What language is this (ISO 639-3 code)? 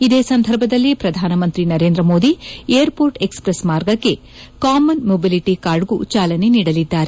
kan